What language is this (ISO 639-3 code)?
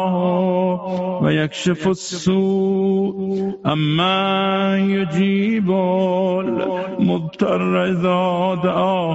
fas